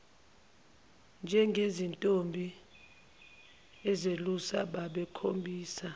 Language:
Zulu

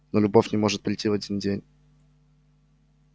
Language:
Russian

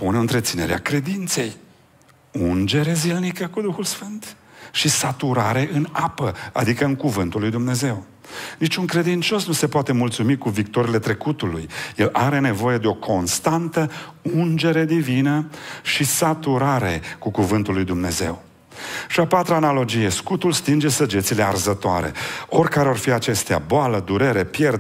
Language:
Romanian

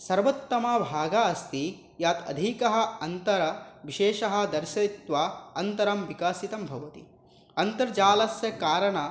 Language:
Sanskrit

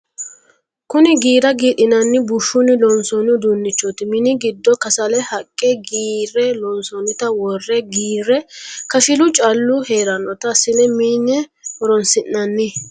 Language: Sidamo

